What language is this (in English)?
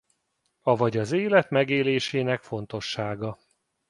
Hungarian